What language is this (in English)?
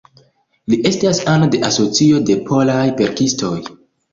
Esperanto